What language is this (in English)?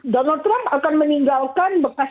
Indonesian